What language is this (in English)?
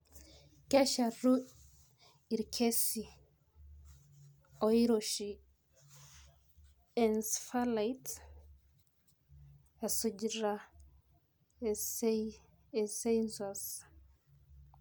Masai